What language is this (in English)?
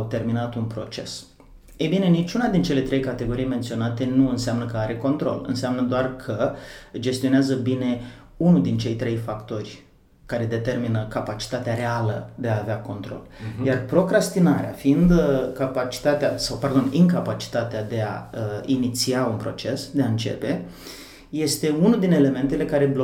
Romanian